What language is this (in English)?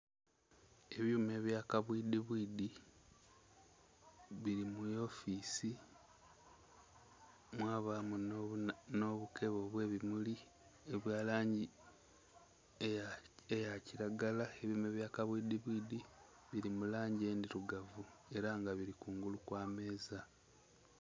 Soga